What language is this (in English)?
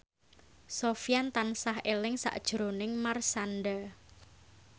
Javanese